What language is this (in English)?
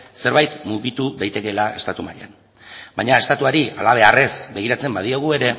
Basque